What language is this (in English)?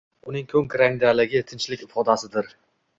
Uzbek